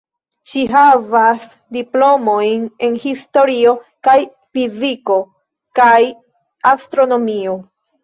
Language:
Esperanto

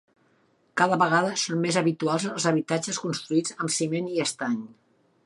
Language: Catalan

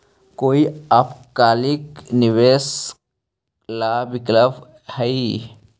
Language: Magahi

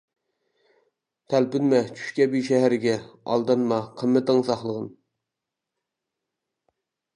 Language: Uyghur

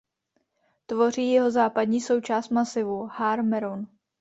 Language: Czech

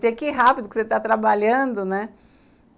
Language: Portuguese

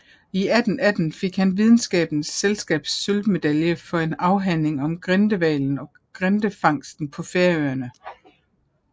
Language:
Danish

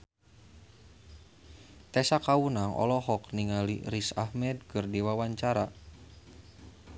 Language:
Sundanese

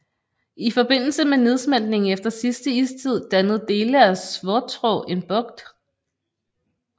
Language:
Danish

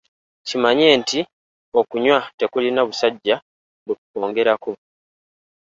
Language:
Ganda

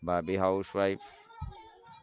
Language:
Gujarati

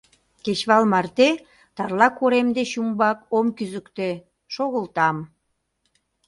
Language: Mari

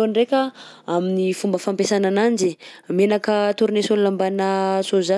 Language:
Southern Betsimisaraka Malagasy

